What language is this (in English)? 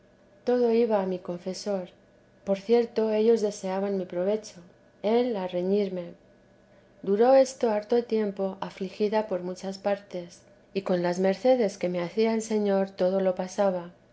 Spanish